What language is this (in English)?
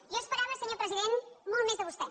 Catalan